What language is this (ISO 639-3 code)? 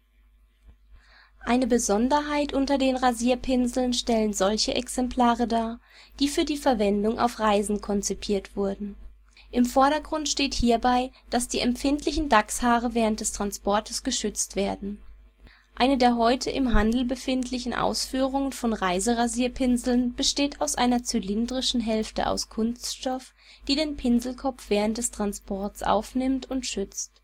deu